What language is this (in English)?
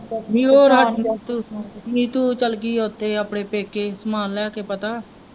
Punjabi